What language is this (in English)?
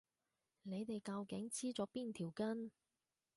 Cantonese